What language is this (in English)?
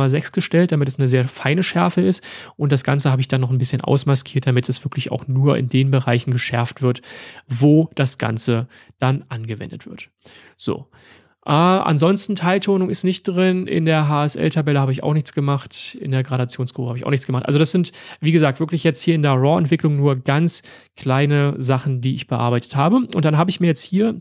German